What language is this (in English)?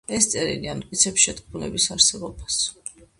Georgian